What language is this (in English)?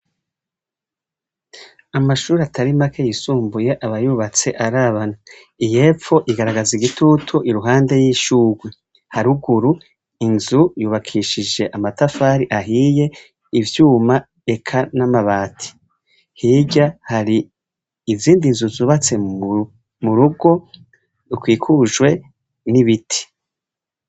Rundi